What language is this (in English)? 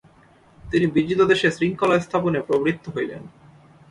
Bangla